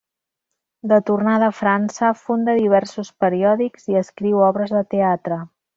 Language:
Catalan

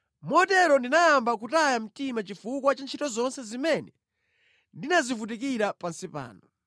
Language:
Nyanja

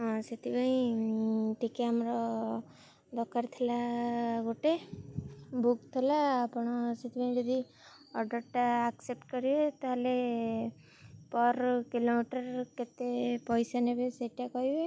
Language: Odia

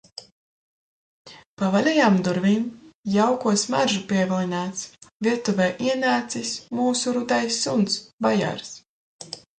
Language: Latvian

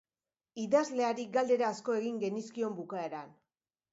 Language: Basque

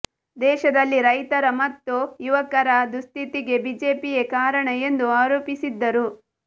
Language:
Kannada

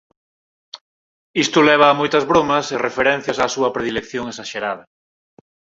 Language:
Galician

